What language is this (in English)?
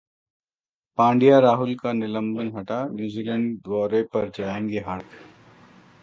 Hindi